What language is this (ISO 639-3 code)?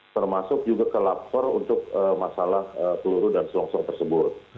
ind